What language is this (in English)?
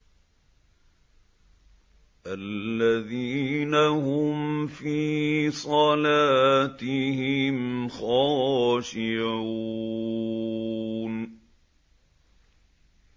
Arabic